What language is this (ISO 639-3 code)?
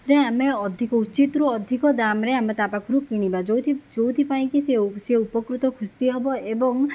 ori